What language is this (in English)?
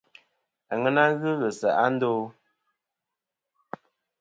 Kom